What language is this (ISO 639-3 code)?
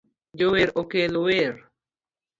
luo